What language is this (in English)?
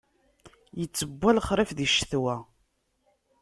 Kabyle